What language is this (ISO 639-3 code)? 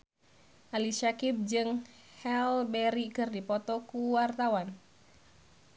sun